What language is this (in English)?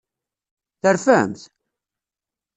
Kabyle